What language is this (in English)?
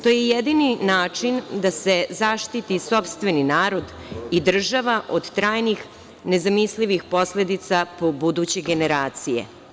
Serbian